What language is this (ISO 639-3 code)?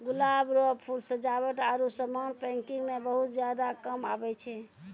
mai